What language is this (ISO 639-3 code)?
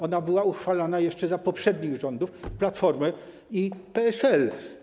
pol